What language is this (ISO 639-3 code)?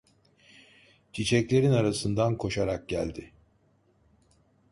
tur